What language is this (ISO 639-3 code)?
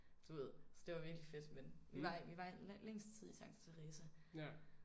dan